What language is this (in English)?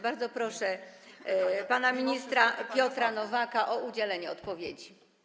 Polish